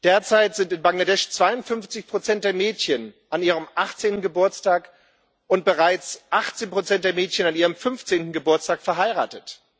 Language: German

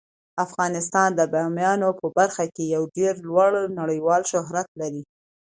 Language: Pashto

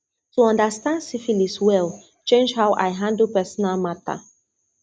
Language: Nigerian Pidgin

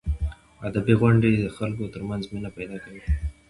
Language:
Pashto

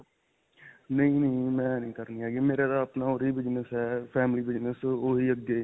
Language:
Punjabi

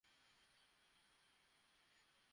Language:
Bangla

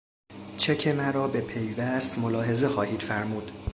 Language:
Persian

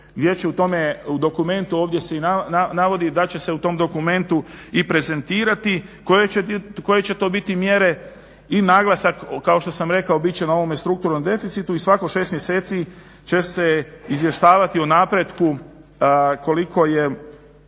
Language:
Croatian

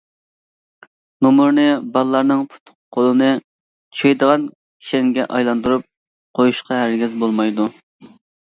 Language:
Uyghur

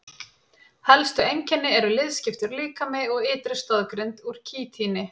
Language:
Icelandic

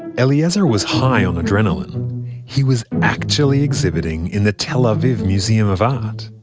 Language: English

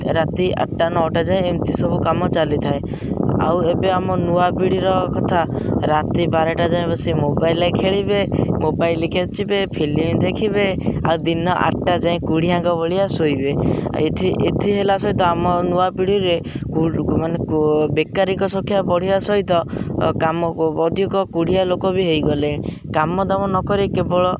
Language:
Odia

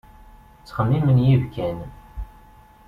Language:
Kabyle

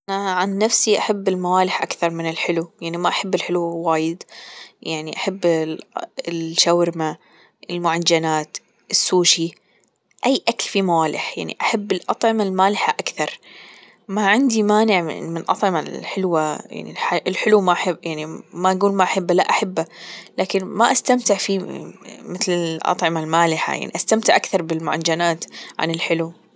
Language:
Gulf Arabic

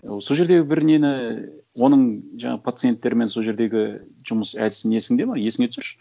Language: Kazakh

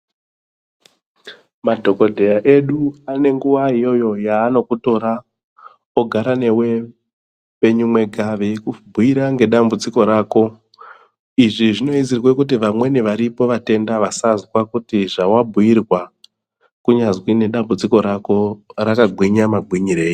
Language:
Ndau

